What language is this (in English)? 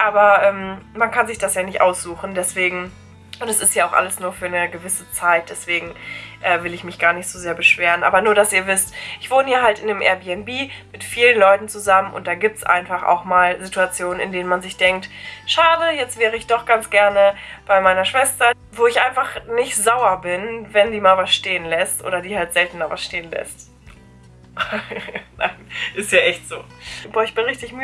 German